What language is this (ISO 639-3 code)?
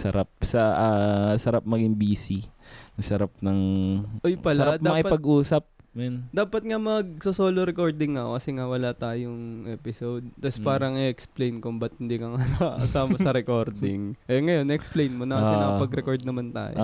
fil